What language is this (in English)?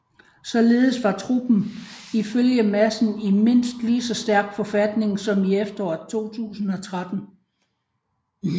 Danish